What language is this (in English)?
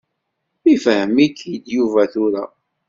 Kabyle